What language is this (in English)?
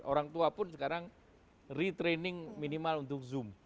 Indonesian